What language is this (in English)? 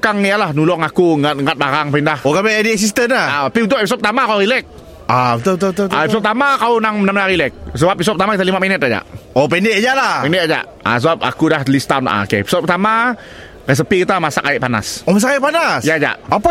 Malay